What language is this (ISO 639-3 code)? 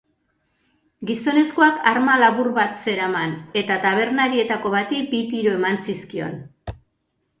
eus